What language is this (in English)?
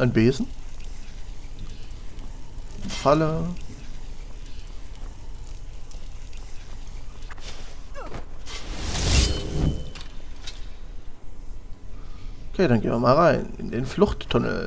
German